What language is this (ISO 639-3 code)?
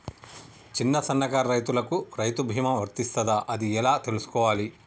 tel